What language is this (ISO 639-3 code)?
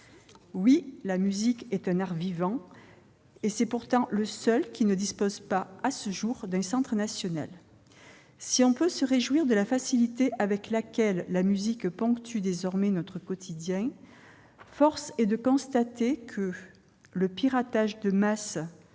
fra